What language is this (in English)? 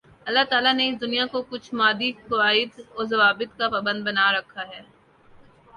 Urdu